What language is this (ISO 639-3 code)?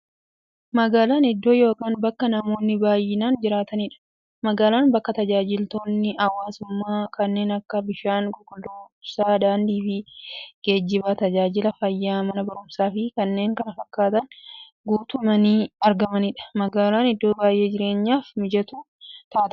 orm